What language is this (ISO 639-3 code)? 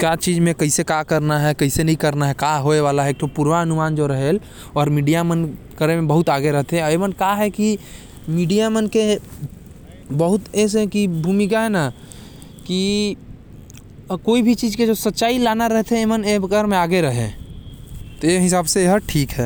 kfp